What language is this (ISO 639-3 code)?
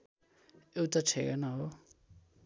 nep